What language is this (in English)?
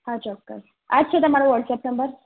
Gujarati